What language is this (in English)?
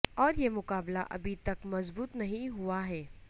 Urdu